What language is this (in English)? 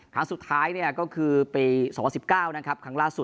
Thai